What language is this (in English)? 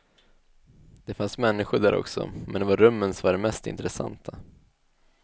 Swedish